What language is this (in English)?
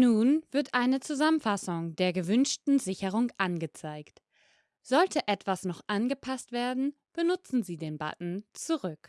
German